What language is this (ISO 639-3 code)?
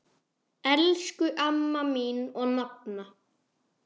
isl